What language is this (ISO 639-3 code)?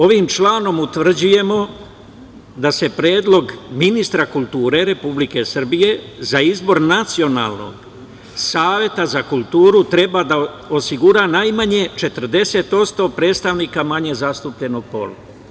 srp